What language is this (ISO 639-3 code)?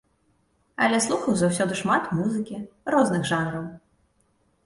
bel